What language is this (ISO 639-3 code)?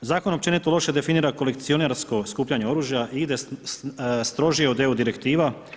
hrv